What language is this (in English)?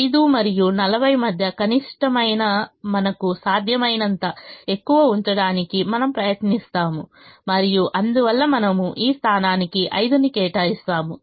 Telugu